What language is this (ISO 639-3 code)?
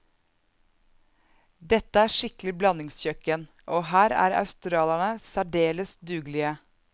nor